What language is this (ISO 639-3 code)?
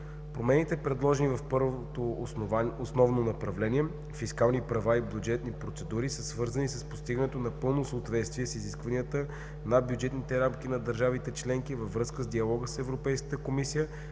bul